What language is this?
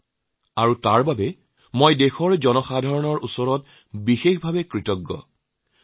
Assamese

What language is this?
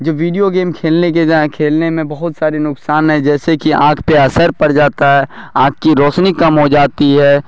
Urdu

